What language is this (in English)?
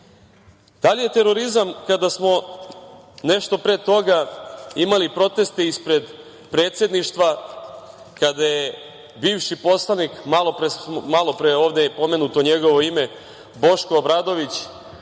Serbian